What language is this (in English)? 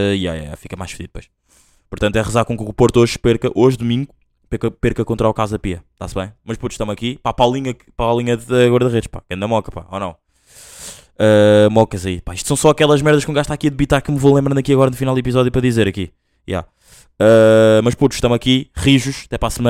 Portuguese